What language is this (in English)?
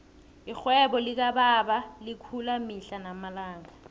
South Ndebele